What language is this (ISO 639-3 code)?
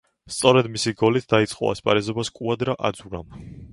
kat